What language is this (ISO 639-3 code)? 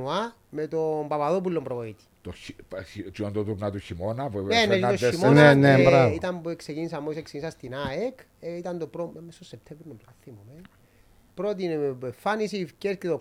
ell